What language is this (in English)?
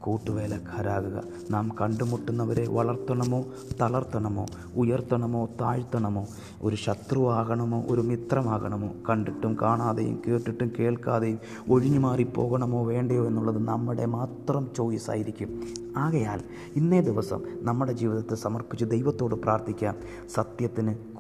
Malayalam